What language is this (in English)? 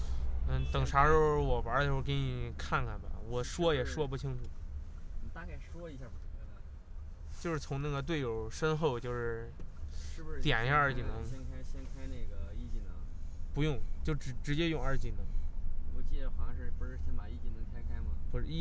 Chinese